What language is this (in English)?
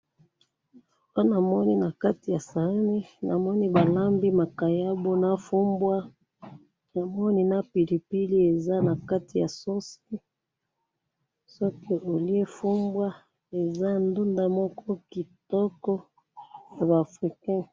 Lingala